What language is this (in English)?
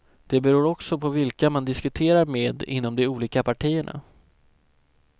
Swedish